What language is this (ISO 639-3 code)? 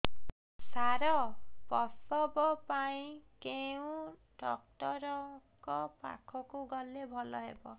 ori